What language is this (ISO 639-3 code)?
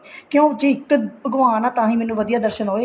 pan